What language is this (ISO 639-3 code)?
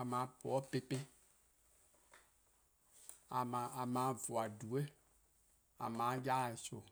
kqo